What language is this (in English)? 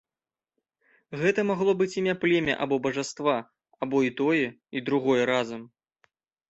Belarusian